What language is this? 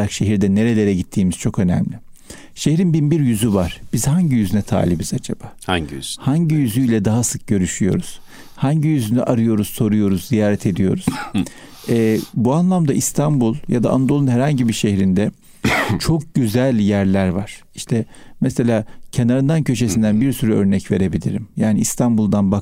Turkish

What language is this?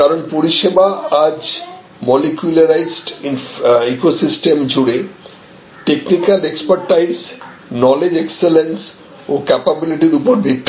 Bangla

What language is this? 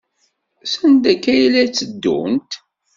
Kabyle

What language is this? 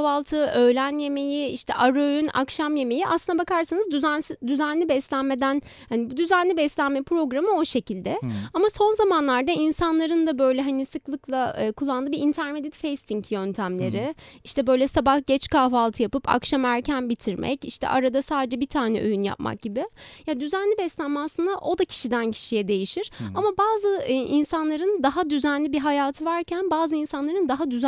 Turkish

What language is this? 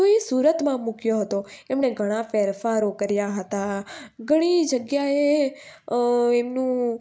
Gujarati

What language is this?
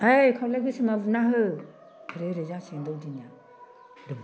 Bodo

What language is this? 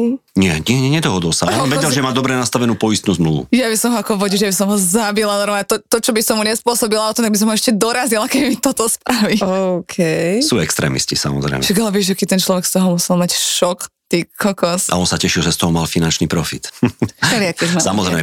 Slovak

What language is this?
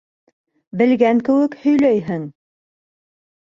Bashkir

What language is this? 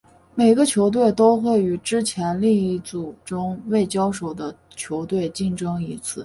Chinese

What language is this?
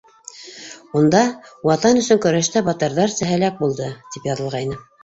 Bashkir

